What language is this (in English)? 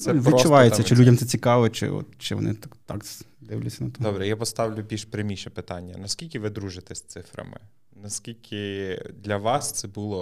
Ukrainian